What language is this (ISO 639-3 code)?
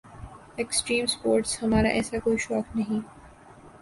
urd